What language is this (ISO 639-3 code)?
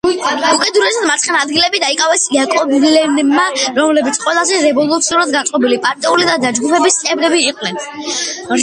kat